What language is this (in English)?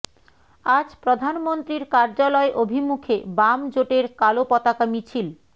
Bangla